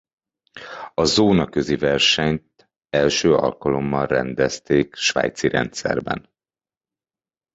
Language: Hungarian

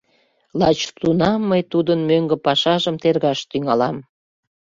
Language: Mari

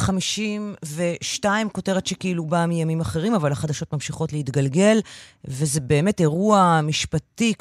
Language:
Hebrew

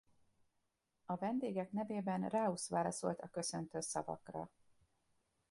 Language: Hungarian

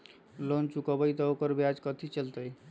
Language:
Magahi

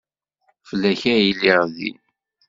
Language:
Kabyle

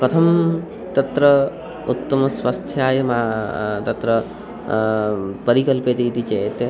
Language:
Sanskrit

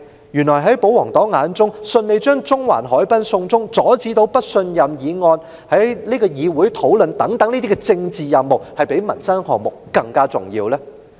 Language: Cantonese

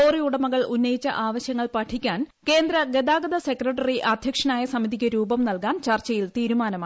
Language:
Malayalam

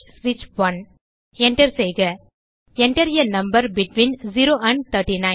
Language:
Tamil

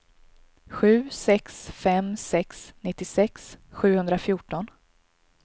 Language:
Swedish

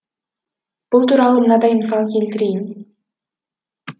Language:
Kazakh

